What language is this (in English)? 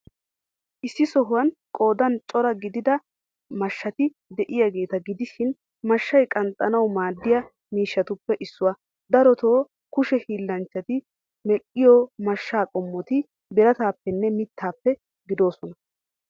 Wolaytta